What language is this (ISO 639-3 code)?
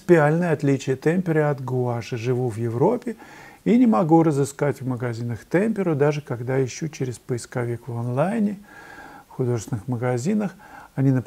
rus